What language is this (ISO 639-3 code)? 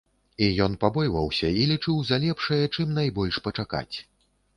bel